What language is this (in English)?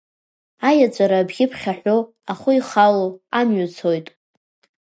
Abkhazian